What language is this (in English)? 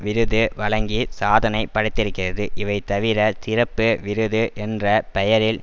Tamil